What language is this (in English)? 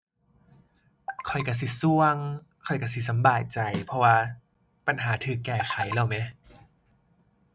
Thai